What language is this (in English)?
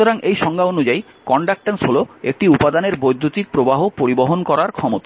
Bangla